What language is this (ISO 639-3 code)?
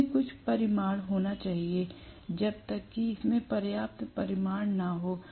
hin